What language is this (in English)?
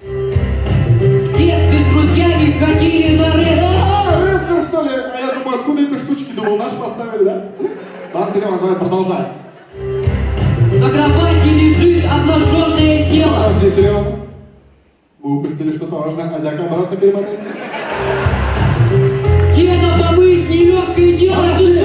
Russian